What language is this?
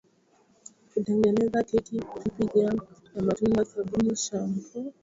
Swahili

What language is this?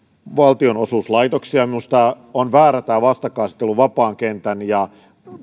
Finnish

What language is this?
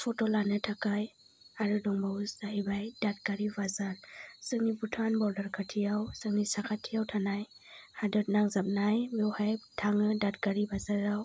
Bodo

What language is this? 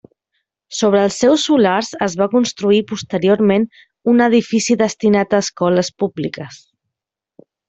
Catalan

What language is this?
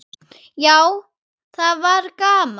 Icelandic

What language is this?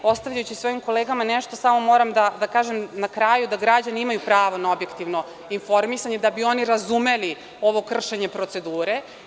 Serbian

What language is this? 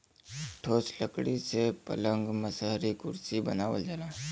Bhojpuri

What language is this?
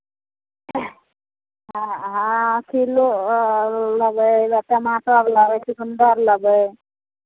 Maithili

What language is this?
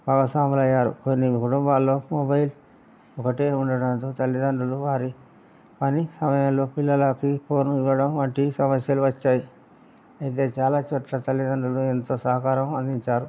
Telugu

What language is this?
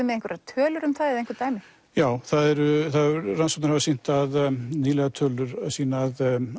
Icelandic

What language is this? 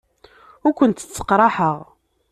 Kabyle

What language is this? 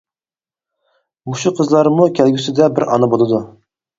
Uyghur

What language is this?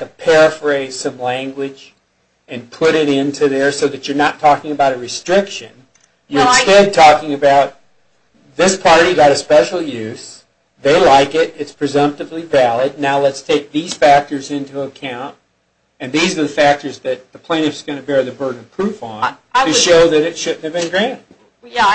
English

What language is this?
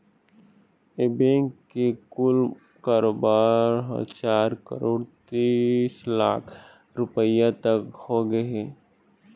Chhattisgarhi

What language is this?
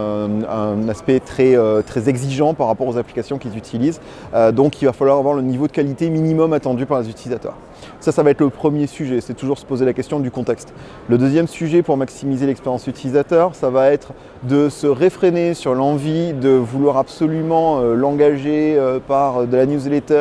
French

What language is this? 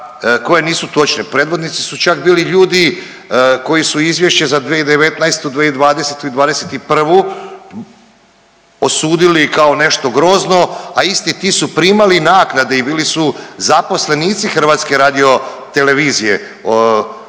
Croatian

